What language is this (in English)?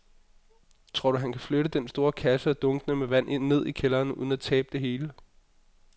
Danish